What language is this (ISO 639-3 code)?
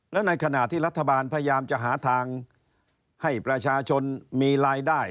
tha